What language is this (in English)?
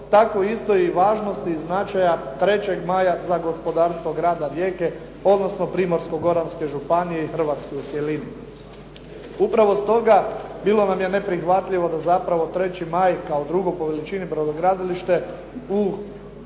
Croatian